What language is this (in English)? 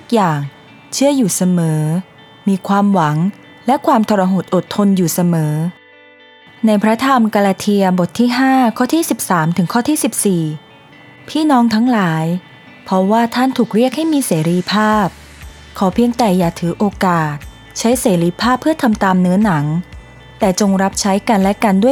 Thai